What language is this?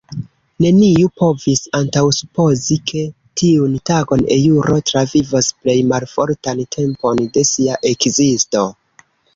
Esperanto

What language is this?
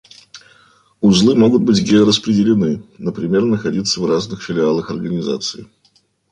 Russian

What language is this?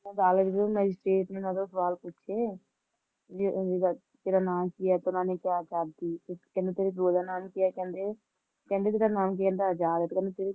Punjabi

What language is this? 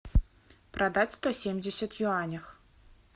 Russian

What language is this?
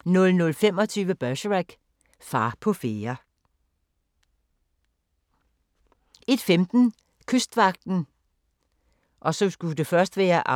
Danish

